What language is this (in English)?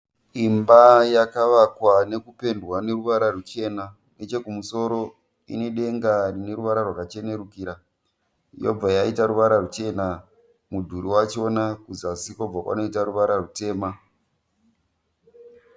Shona